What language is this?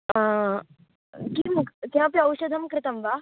Sanskrit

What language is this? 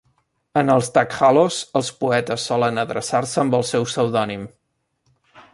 Catalan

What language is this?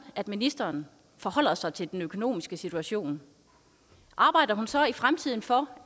Danish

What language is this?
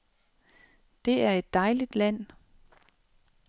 Danish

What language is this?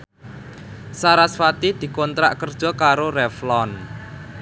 Javanese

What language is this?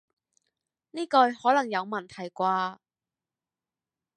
Cantonese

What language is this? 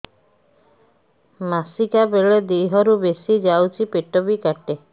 Odia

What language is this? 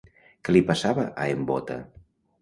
Catalan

